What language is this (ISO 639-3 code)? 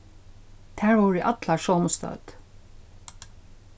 fao